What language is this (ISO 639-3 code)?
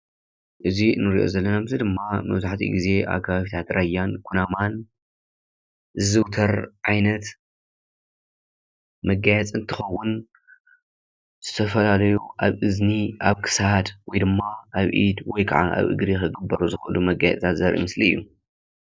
tir